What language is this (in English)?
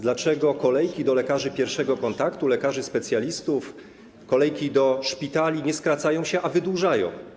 Polish